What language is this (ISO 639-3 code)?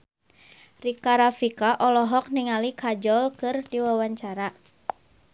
sun